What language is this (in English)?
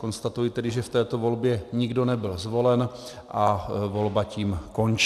Czech